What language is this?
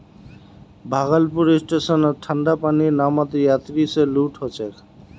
Magahi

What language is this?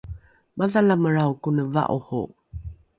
Rukai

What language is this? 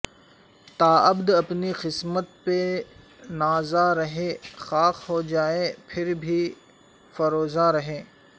Urdu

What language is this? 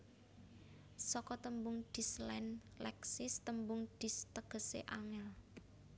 Javanese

